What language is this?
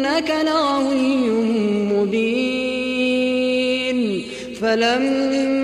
Arabic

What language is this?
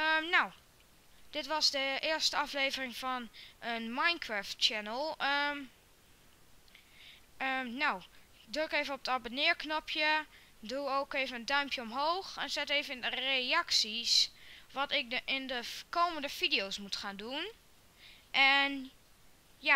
Dutch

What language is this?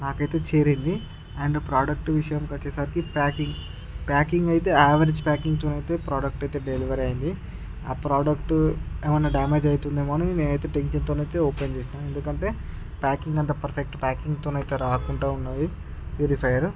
Telugu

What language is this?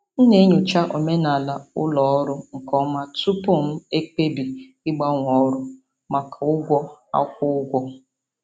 Igbo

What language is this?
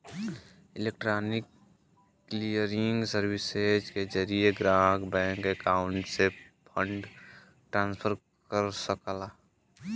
Bhojpuri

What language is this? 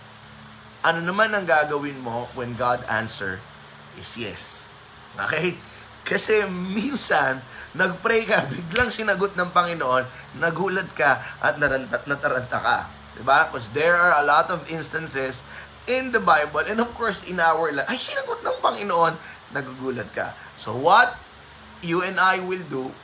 Filipino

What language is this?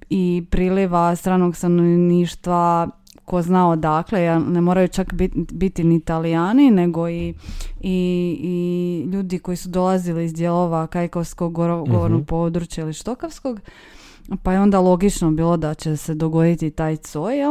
Croatian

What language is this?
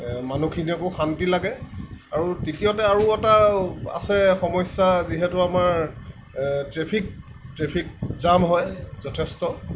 Assamese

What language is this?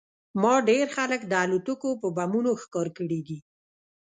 Pashto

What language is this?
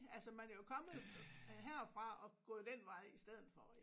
Danish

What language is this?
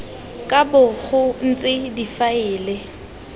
Tswana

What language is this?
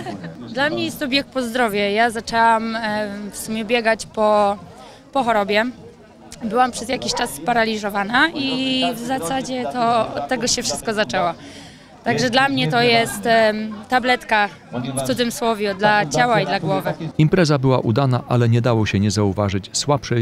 Polish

